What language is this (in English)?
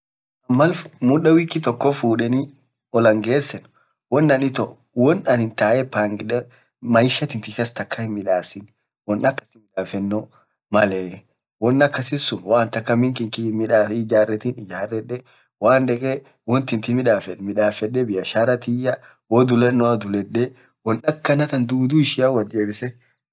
Orma